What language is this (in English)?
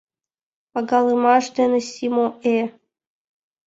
Mari